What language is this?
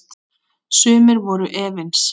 Icelandic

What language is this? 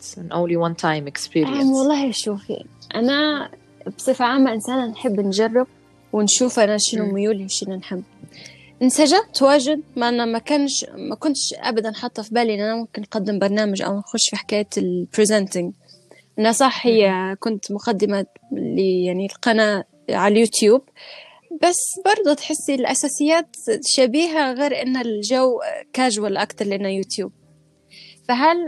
Arabic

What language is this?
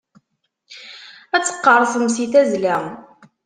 Kabyle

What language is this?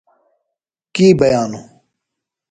Phalura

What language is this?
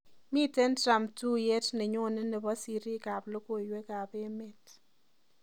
Kalenjin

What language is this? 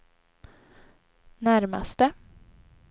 Swedish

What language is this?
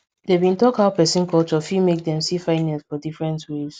Nigerian Pidgin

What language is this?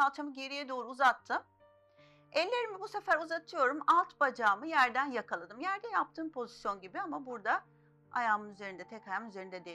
Turkish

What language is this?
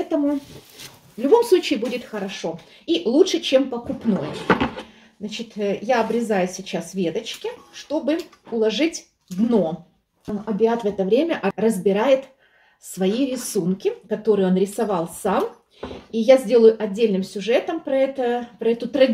Russian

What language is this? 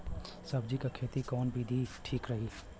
Bhojpuri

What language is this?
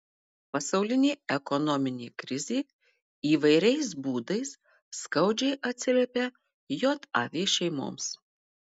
Lithuanian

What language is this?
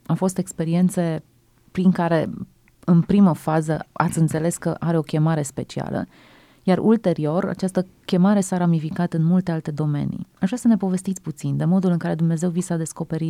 Romanian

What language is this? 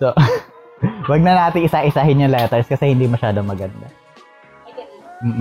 Filipino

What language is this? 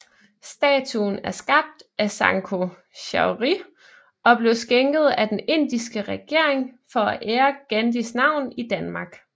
Danish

